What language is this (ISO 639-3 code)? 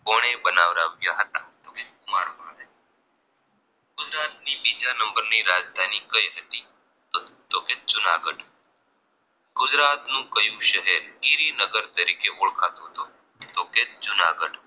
guj